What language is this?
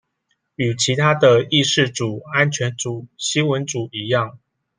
Chinese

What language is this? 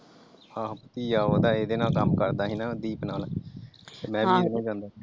Punjabi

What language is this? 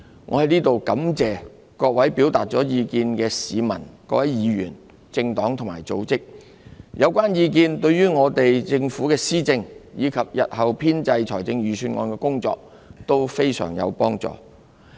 Cantonese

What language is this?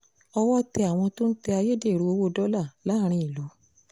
Yoruba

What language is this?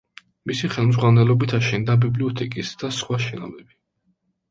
Georgian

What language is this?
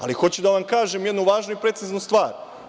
Serbian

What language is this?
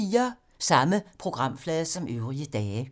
Danish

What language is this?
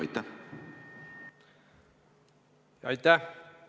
Estonian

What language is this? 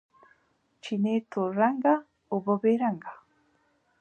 Pashto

